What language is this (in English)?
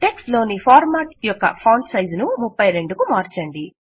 Telugu